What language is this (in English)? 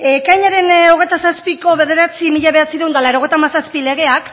Basque